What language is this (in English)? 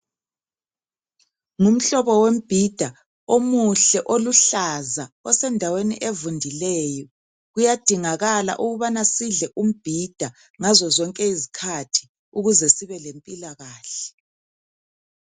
North Ndebele